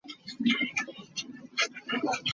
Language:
Hakha Chin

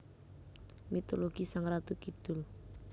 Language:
Javanese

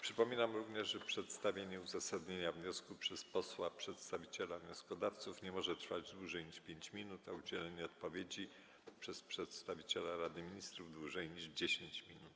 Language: Polish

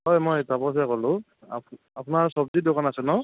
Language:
Assamese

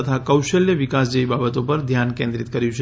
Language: Gujarati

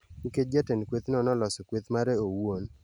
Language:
Luo (Kenya and Tanzania)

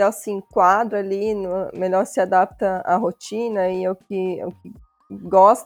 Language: Portuguese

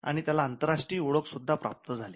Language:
Marathi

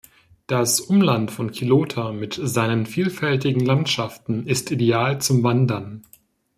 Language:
German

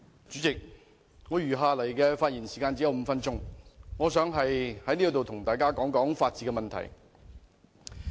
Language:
Cantonese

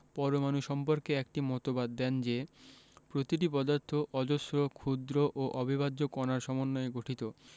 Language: Bangla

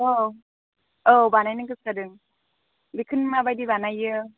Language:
Bodo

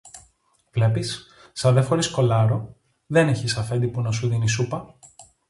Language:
Greek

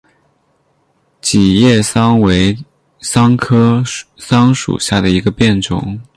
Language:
Chinese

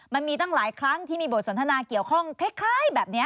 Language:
Thai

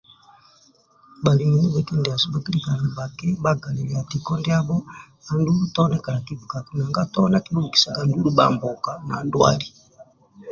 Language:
Amba (Uganda)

